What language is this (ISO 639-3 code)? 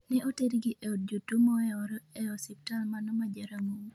luo